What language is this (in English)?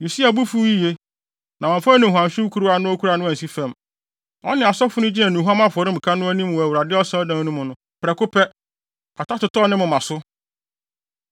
Akan